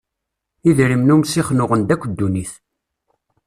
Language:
Kabyle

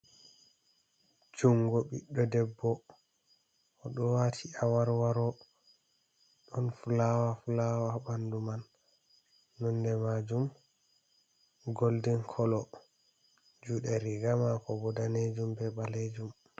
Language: Fula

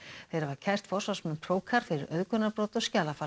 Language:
Icelandic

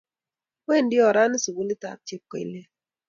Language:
Kalenjin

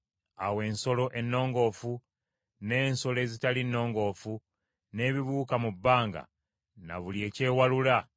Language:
Ganda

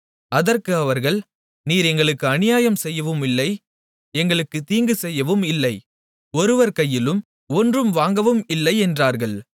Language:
Tamil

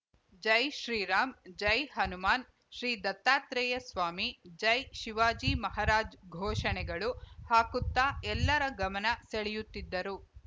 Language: Kannada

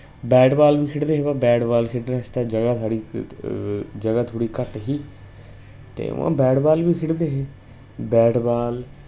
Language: Dogri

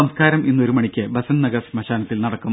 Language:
Malayalam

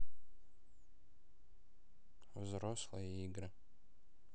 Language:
Russian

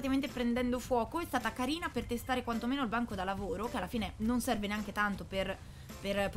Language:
Italian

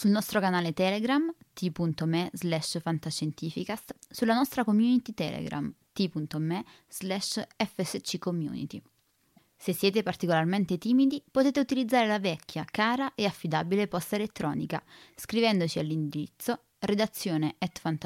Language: Italian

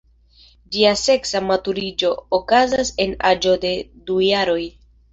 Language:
Esperanto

